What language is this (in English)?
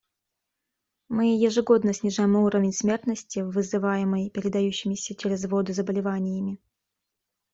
Russian